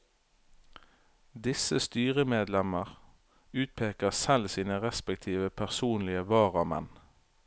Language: Norwegian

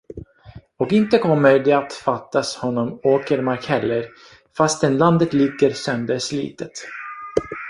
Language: Swedish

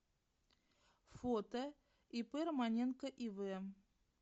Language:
Russian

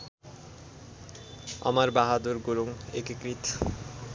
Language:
Nepali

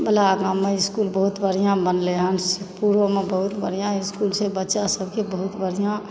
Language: Maithili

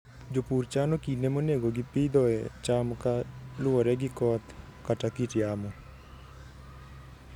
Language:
Luo (Kenya and Tanzania)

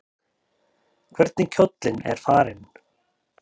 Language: Icelandic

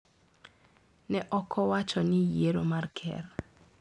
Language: Luo (Kenya and Tanzania)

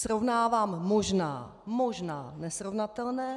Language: Czech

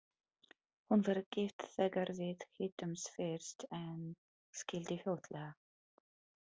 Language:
Icelandic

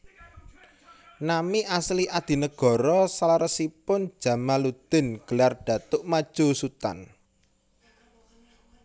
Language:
Javanese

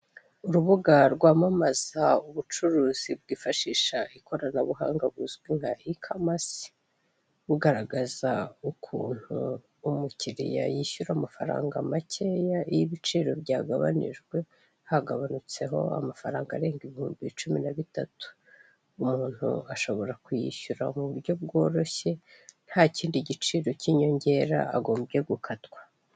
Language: Kinyarwanda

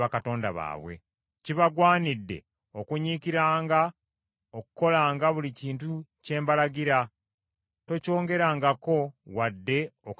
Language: Ganda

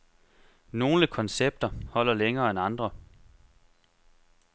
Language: Danish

